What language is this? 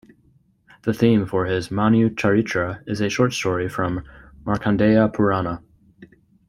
English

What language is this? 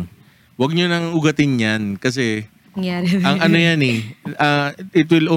Filipino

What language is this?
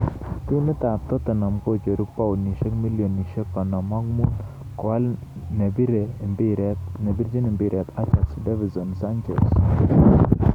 Kalenjin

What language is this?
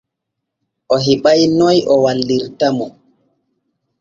Borgu Fulfulde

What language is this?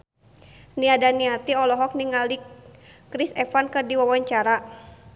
Sundanese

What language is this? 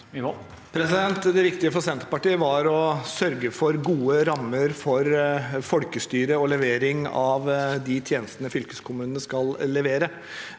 Norwegian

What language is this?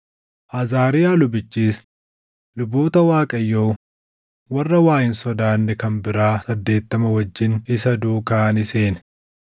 Oromo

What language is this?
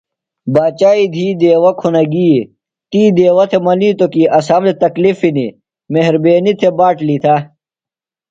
Phalura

